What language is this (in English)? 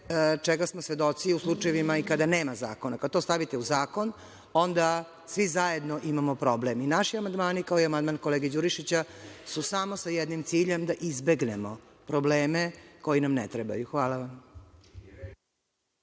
Serbian